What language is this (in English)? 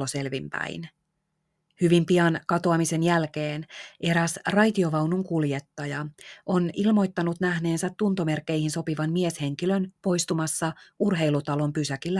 Finnish